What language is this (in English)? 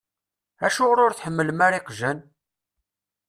Kabyle